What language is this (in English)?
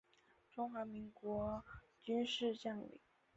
Chinese